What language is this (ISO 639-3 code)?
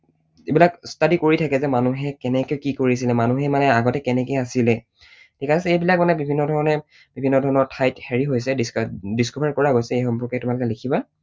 asm